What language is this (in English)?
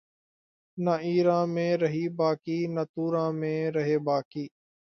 Urdu